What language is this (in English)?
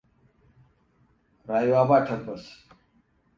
Hausa